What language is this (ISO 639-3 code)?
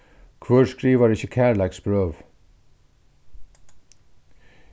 fao